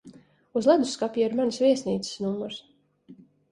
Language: Latvian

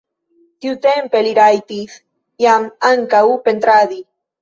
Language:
Esperanto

